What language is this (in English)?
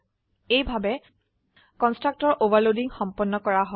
Assamese